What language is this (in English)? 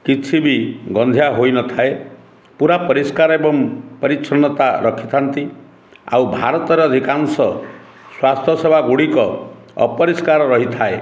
Odia